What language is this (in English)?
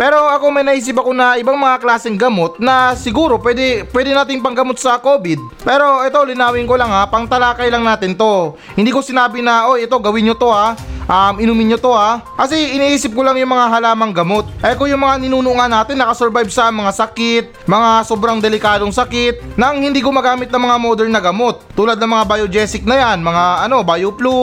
Filipino